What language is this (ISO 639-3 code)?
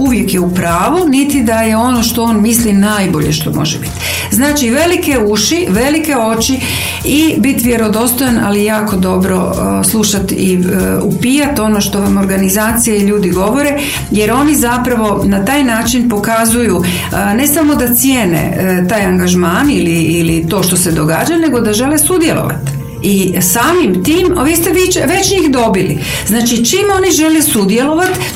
hrv